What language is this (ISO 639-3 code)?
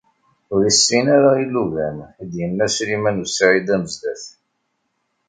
kab